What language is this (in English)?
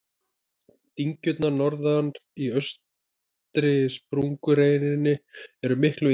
Icelandic